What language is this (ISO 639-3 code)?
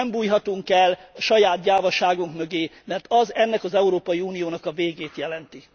hun